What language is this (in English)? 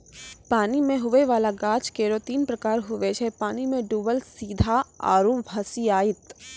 Maithili